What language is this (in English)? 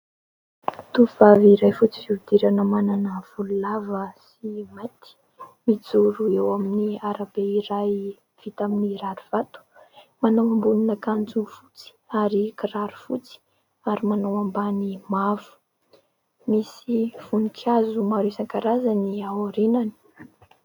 Malagasy